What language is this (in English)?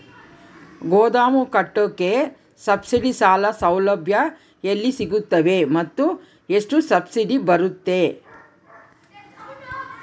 Kannada